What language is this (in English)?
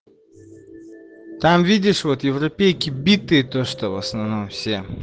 Russian